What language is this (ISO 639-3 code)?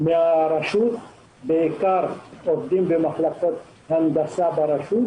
heb